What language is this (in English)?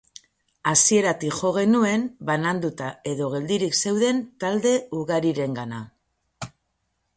Basque